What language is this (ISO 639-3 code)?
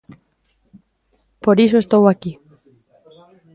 glg